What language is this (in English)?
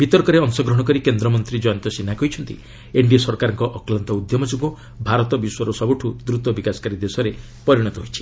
Odia